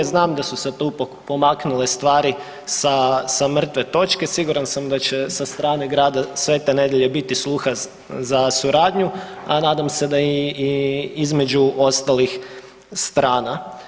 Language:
Croatian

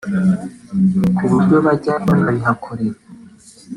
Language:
Kinyarwanda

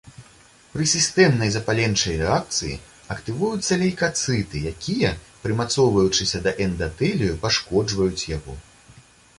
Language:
Belarusian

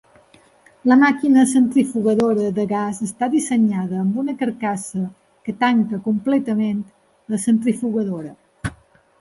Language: Catalan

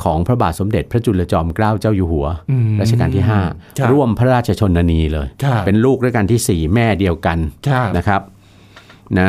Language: Thai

